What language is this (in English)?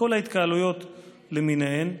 Hebrew